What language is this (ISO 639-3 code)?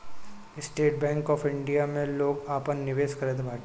bho